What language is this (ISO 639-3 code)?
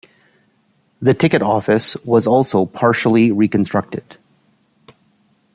eng